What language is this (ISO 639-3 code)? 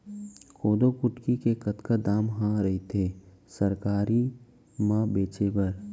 hne